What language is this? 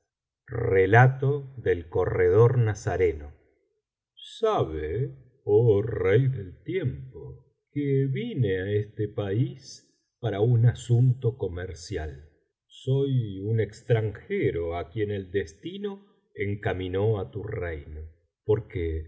Spanish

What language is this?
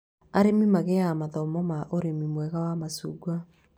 Kikuyu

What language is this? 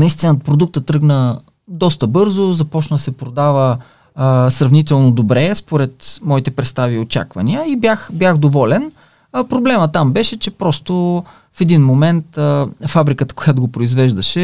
Bulgarian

